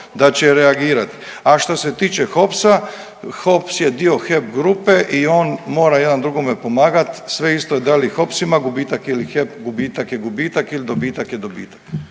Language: Croatian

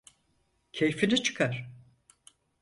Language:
Turkish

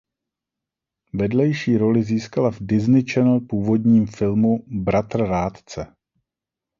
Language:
Czech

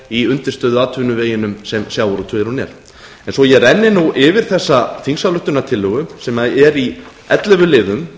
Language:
Icelandic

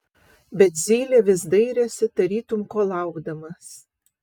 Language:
Lithuanian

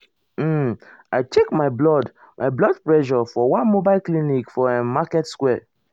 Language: Nigerian Pidgin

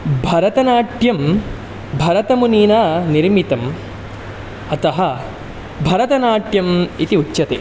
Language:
Sanskrit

